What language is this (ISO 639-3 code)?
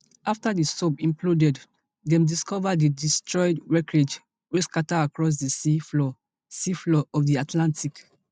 pcm